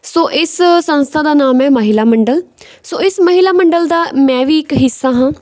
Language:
Punjabi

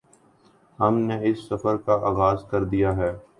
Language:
Urdu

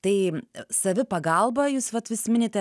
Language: Lithuanian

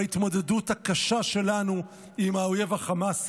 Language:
Hebrew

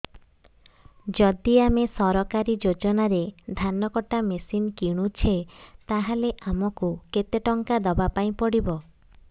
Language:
Odia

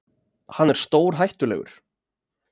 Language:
Icelandic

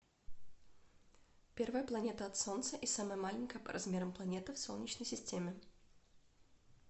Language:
Russian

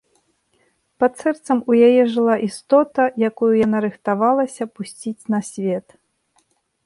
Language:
Belarusian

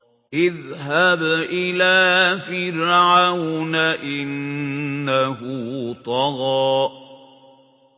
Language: Arabic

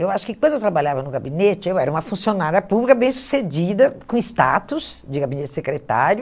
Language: Portuguese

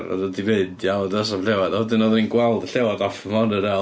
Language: Welsh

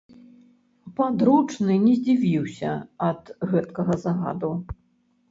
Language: Belarusian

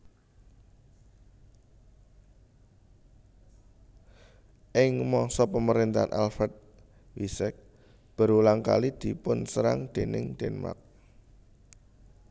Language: Javanese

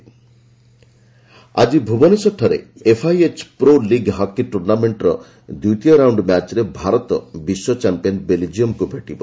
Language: Odia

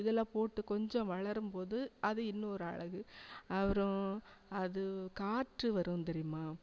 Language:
Tamil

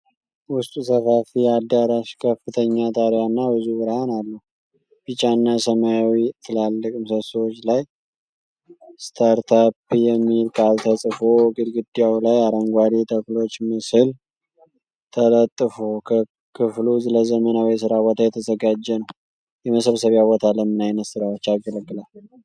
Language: Amharic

